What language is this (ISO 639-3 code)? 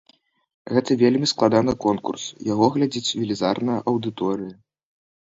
bel